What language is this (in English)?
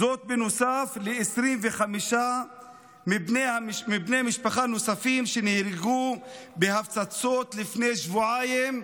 Hebrew